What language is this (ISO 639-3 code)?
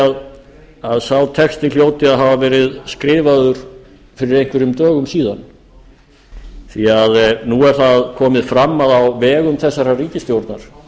isl